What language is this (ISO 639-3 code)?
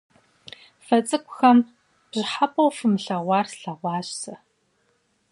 kbd